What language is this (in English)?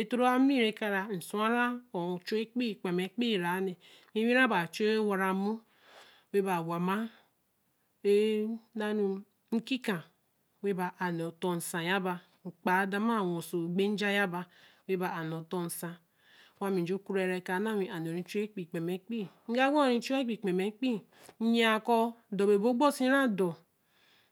Eleme